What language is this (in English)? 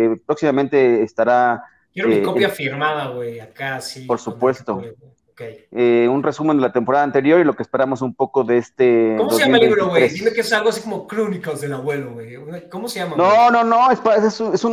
Spanish